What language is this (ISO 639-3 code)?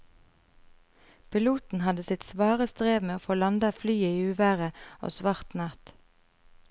nor